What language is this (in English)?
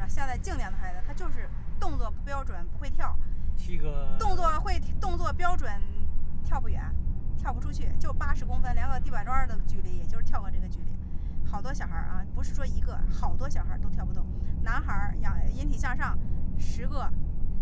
Chinese